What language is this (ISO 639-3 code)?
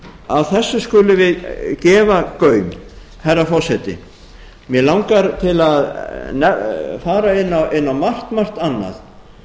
isl